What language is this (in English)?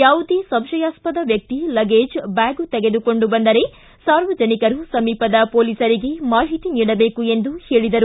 Kannada